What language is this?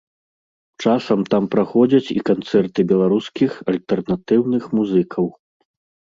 Belarusian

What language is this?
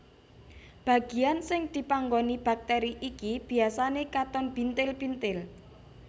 Javanese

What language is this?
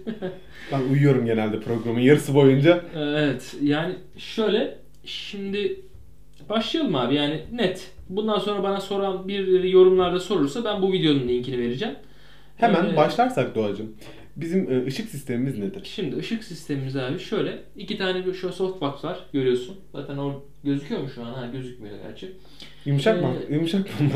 Turkish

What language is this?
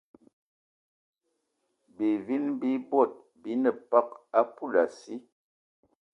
Eton (Cameroon)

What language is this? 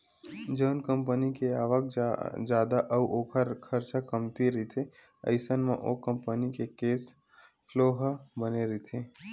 Chhattisgarhi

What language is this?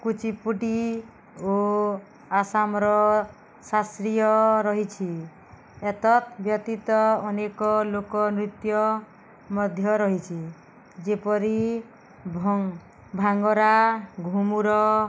Odia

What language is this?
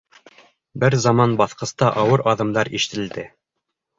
Bashkir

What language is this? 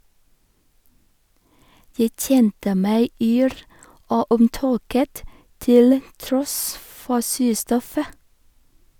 Norwegian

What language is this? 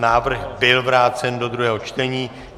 Czech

